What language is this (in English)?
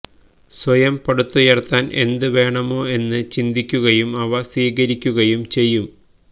Malayalam